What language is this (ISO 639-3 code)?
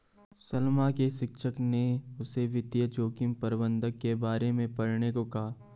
hin